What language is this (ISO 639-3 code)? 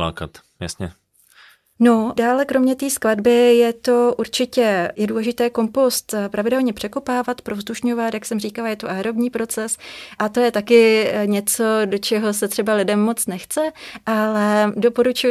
ces